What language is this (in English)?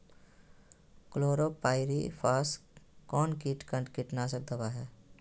Magahi